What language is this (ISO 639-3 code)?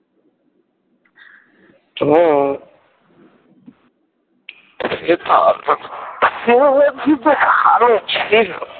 ben